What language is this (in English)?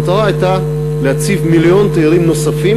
Hebrew